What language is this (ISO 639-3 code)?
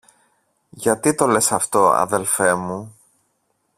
ell